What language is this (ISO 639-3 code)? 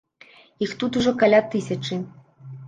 bel